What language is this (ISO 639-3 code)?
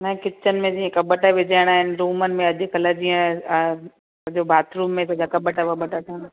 snd